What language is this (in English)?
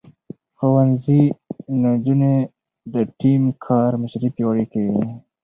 Pashto